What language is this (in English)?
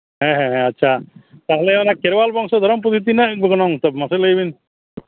Santali